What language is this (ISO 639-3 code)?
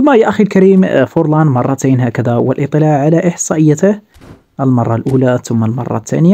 ara